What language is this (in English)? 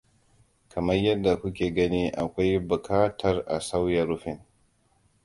Hausa